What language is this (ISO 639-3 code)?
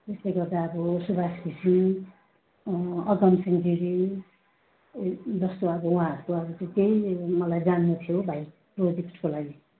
nep